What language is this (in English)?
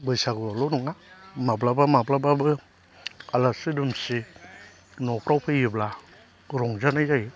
Bodo